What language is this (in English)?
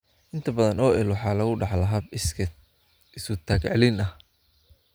Somali